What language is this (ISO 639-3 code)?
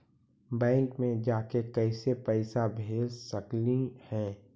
mag